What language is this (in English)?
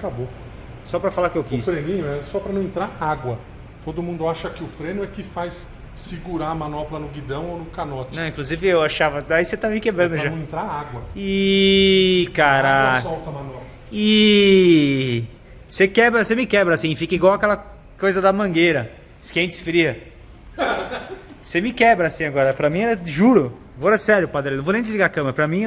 Portuguese